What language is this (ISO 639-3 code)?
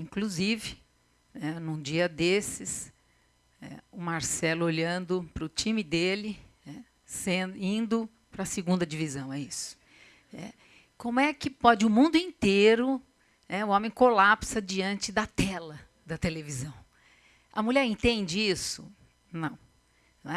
por